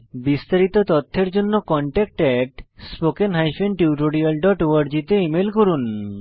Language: Bangla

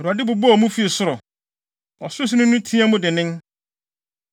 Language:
Akan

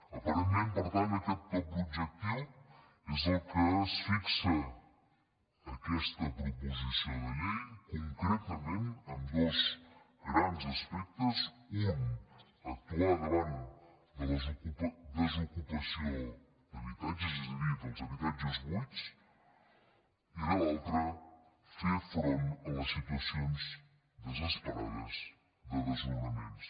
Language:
Catalan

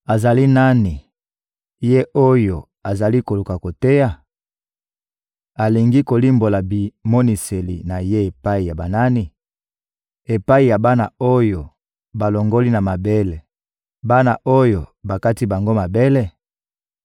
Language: Lingala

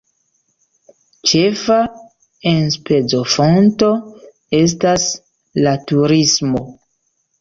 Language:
Esperanto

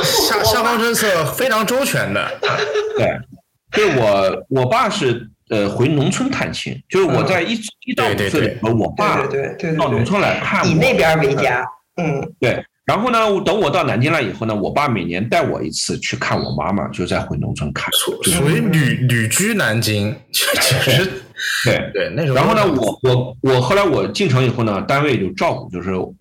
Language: Chinese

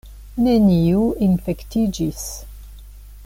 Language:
Esperanto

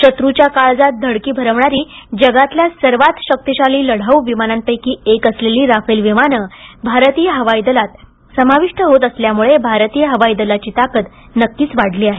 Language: Marathi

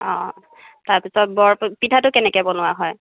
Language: Assamese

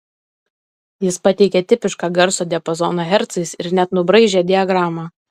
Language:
Lithuanian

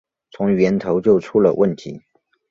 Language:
Chinese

